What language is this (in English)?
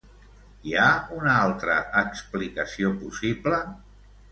Catalan